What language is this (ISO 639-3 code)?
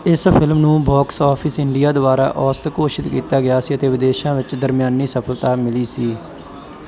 pan